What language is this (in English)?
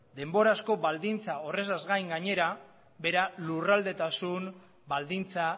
Basque